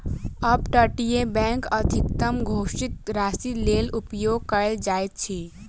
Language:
Maithili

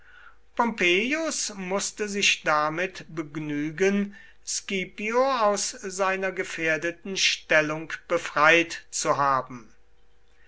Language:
German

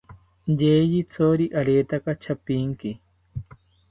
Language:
South Ucayali Ashéninka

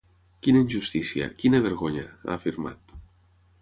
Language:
Catalan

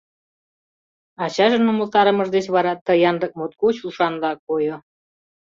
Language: Mari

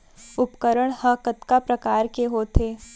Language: Chhattisgarhi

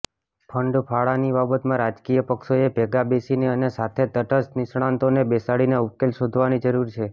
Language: Gujarati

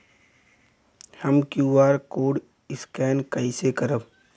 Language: Bhojpuri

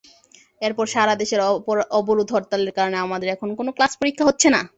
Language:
Bangla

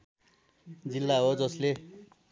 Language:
Nepali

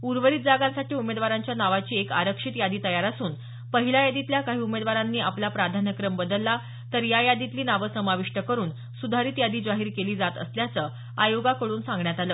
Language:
Marathi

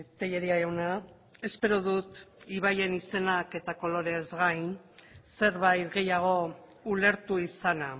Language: Basque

